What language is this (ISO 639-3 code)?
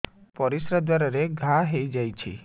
ori